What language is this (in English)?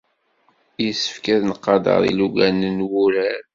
Kabyle